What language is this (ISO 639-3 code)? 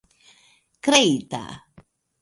epo